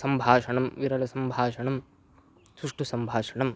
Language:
Sanskrit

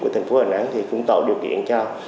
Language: Vietnamese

